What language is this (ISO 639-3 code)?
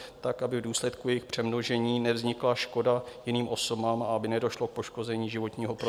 ces